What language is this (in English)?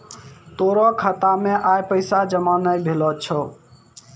Maithili